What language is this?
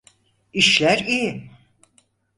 Turkish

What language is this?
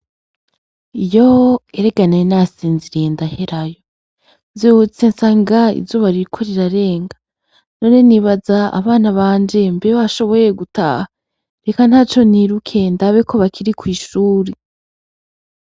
Rundi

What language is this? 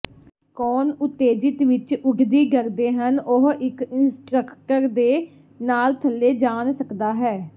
Punjabi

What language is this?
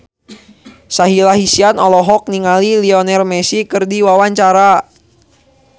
Sundanese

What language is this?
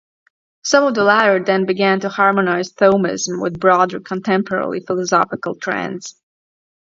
English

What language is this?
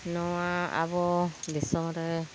Santali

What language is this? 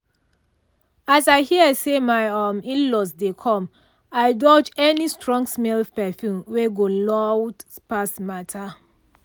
Nigerian Pidgin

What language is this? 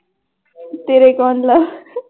Punjabi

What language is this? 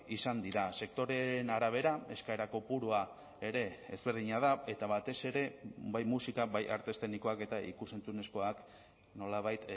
Basque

